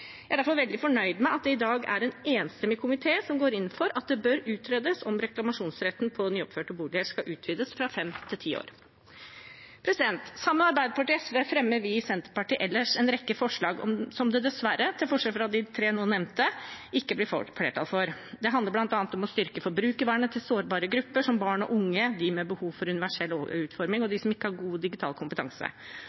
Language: Norwegian Bokmål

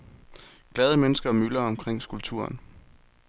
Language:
Danish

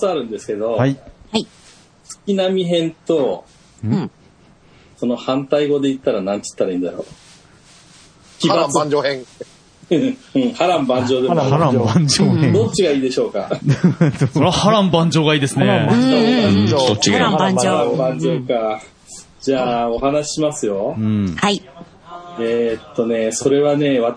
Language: Japanese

